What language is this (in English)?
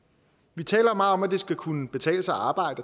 Danish